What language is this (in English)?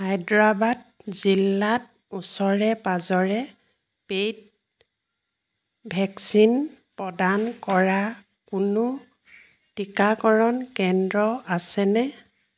Assamese